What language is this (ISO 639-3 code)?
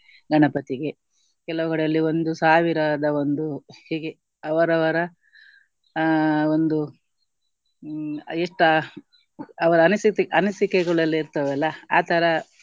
kan